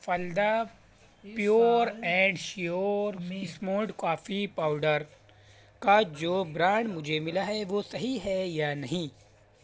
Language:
Urdu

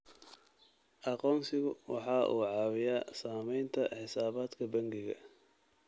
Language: Somali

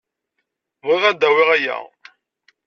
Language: Kabyle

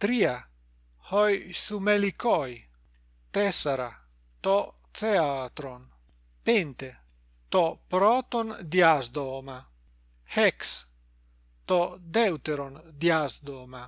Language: Greek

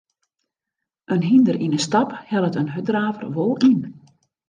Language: Western Frisian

